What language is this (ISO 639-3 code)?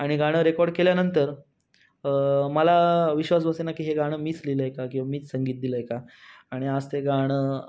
mar